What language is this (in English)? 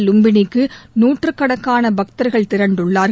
Tamil